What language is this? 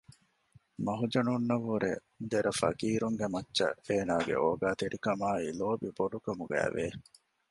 Divehi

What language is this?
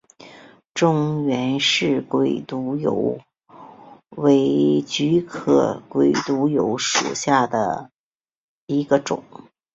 Chinese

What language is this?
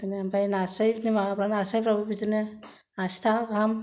Bodo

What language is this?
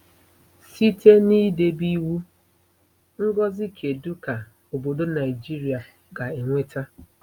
Igbo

